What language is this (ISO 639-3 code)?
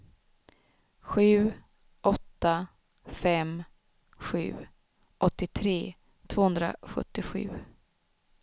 swe